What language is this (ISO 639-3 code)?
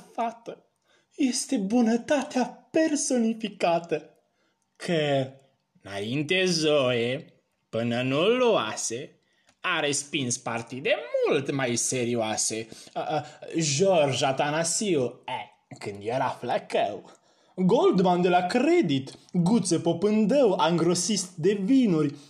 ron